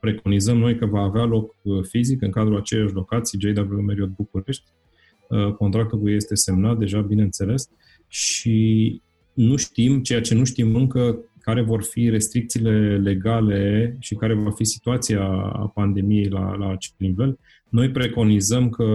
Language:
Romanian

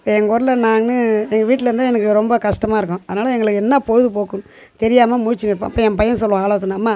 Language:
Tamil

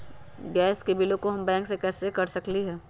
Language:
Magahi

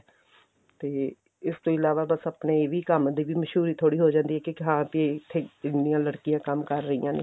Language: Punjabi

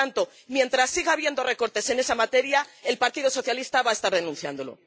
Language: Spanish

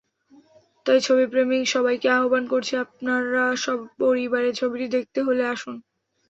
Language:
Bangla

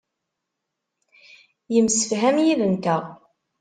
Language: Kabyle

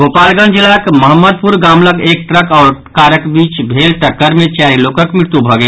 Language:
Maithili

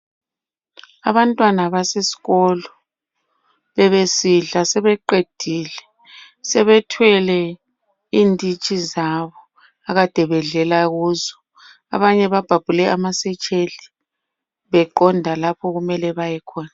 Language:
North Ndebele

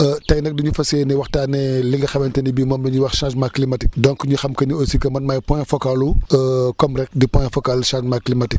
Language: Wolof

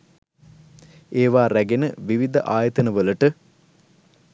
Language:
Sinhala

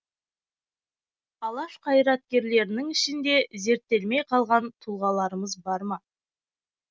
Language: Kazakh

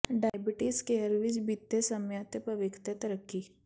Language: Punjabi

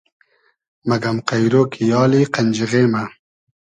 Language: Hazaragi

